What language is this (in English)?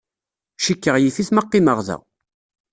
Kabyle